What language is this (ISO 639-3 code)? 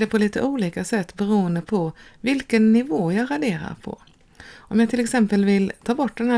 swe